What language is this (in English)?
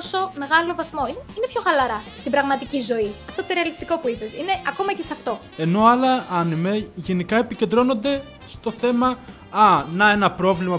Greek